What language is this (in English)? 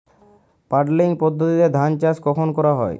Bangla